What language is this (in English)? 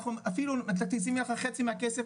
Hebrew